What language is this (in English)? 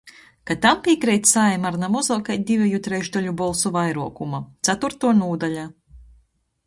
Latgalian